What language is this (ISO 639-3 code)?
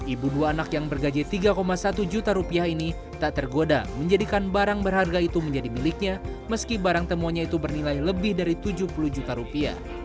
ind